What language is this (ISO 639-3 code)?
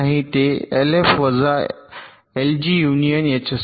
mar